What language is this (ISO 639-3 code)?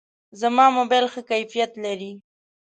pus